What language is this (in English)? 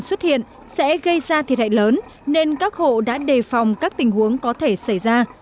Vietnamese